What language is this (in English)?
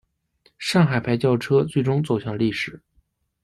Chinese